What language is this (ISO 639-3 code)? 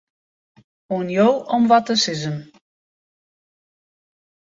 fry